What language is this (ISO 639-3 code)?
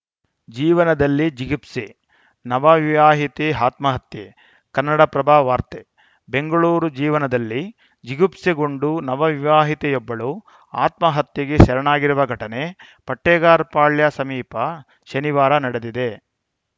kan